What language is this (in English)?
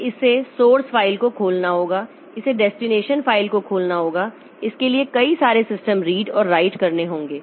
Hindi